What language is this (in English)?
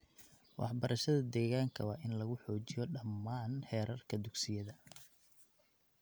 Somali